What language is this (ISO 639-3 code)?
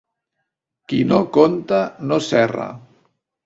cat